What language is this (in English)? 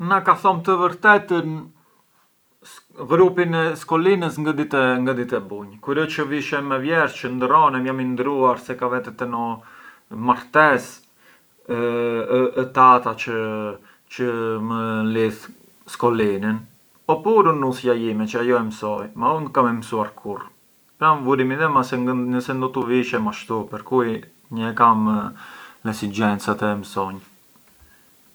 Arbëreshë Albanian